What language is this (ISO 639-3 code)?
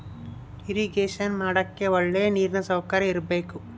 kan